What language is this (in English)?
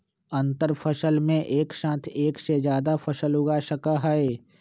Magahi